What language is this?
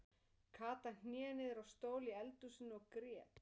Icelandic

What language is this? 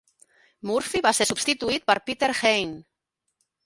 Catalan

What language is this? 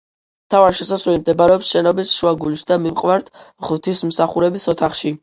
Georgian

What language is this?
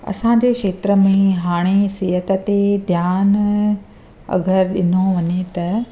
Sindhi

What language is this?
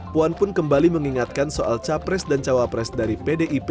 Indonesian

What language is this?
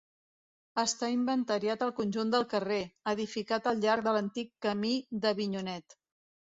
Catalan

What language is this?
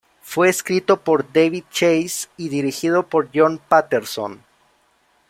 Spanish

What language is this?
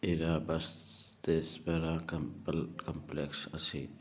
Manipuri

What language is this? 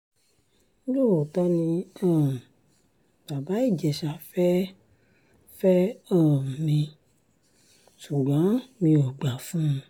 Yoruba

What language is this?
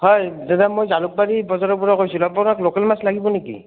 Assamese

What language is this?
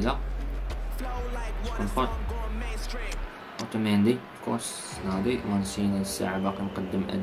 Arabic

